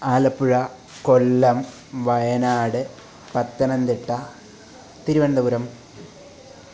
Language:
Malayalam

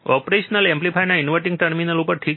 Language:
Gujarati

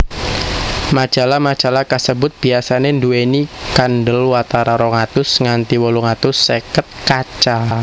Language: Javanese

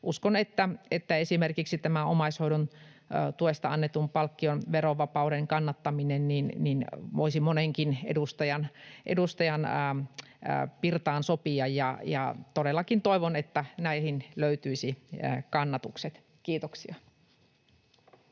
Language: Finnish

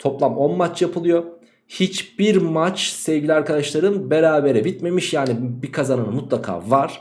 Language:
Turkish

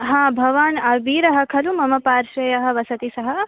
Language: Sanskrit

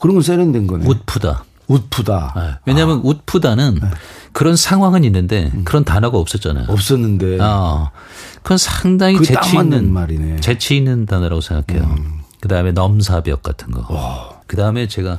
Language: Korean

